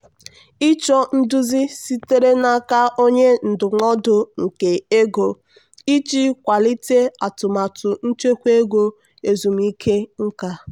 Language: Igbo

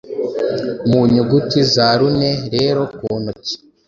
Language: Kinyarwanda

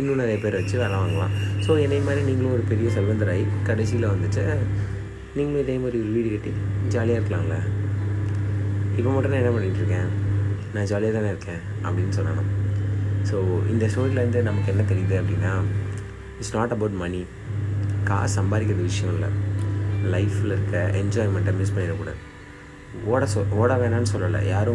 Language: Tamil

